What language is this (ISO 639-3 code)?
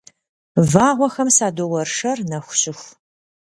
kbd